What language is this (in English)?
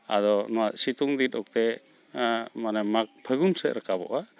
Santali